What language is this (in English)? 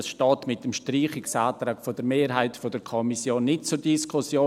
Swiss German